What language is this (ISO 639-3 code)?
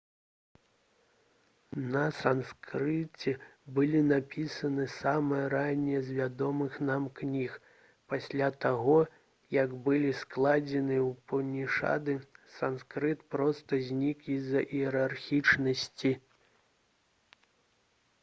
bel